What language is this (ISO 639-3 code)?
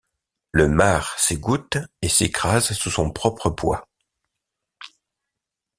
fra